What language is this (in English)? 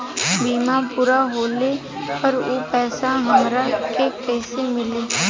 Bhojpuri